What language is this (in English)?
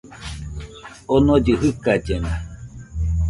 Nüpode Huitoto